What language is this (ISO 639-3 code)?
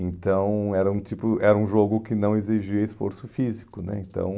por